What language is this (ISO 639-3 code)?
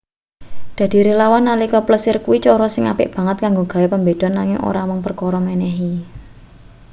jav